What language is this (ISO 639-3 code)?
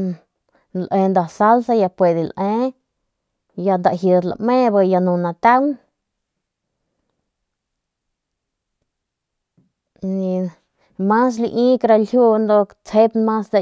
pmq